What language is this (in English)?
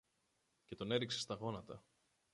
Greek